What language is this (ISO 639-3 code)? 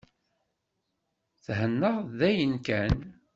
kab